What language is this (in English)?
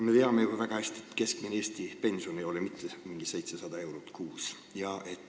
Estonian